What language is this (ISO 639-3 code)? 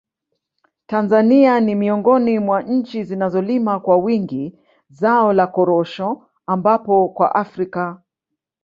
swa